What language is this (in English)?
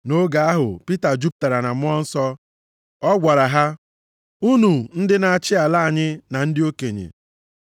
Igbo